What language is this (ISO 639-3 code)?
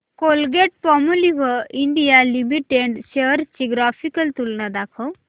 mar